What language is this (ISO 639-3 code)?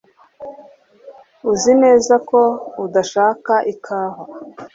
kin